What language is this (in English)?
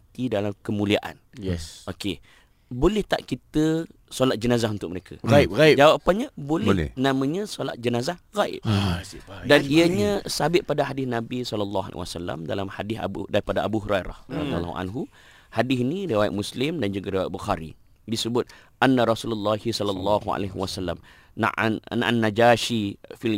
Malay